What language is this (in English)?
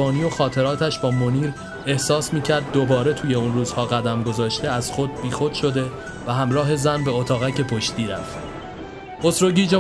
Persian